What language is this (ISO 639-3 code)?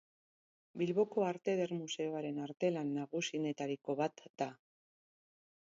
eus